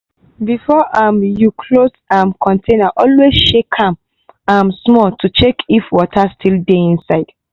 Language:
Nigerian Pidgin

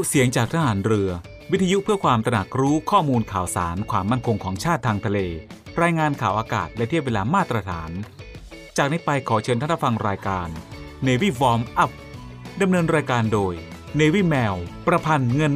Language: Thai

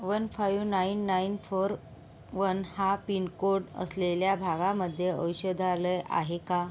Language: Marathi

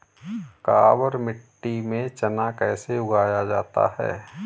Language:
Hindi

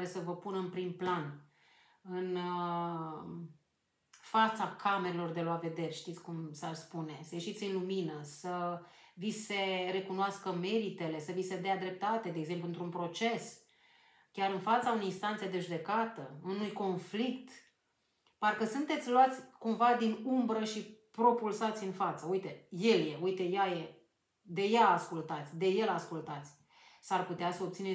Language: Romanian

